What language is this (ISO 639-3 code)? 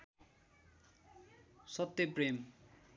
nep